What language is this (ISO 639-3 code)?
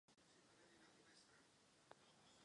ces